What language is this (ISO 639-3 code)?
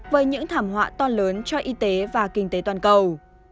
vie